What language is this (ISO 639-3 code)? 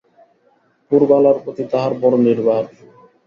ben